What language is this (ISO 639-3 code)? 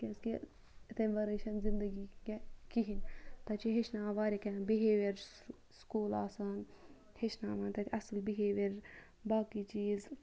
kas